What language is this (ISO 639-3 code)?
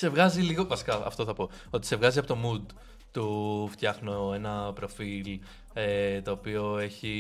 ell